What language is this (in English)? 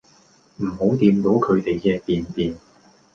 Cantonese